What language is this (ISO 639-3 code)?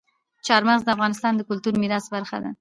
pus